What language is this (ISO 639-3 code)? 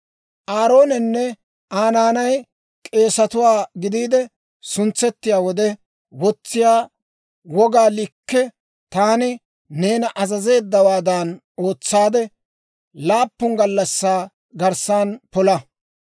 dwr